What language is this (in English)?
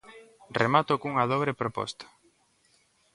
Galician